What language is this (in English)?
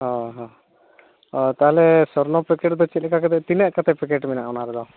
Santali